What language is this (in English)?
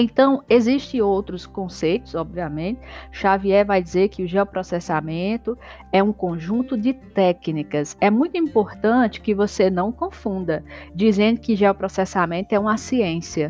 Portuguese